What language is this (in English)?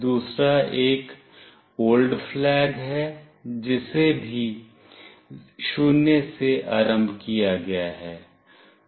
Hindi